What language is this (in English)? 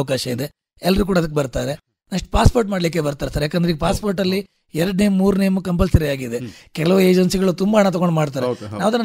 Kannada